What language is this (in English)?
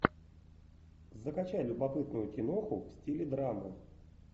Russian